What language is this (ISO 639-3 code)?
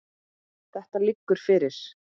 isl